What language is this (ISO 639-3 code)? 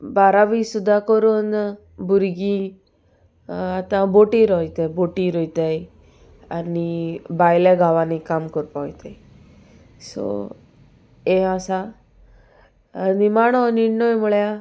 kok